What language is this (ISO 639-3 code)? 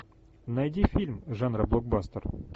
rus